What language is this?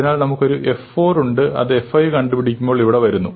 Malayalam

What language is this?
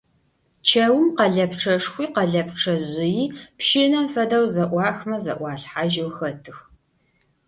Adyghe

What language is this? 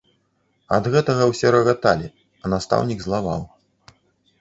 Belarusian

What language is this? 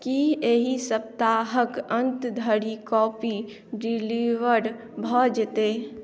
Maithili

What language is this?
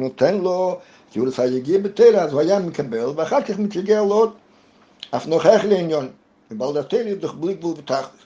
Hebrew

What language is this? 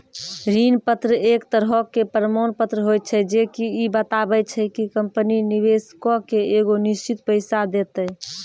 Maithili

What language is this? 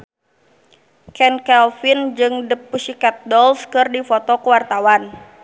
Sundanese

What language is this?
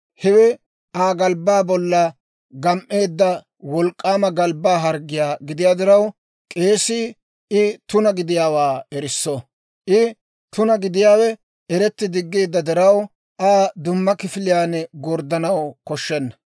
Dawro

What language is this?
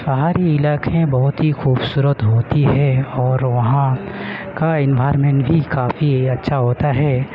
Urdu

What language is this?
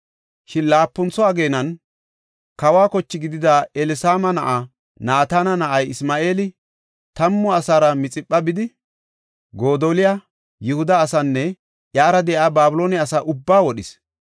Gofa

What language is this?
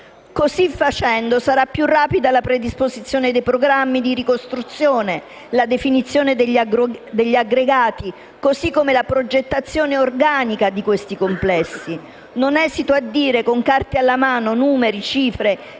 Italian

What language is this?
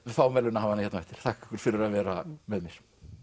Icelandic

